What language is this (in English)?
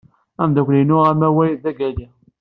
Kabyle